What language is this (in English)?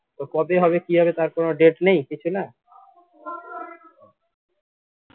Bangla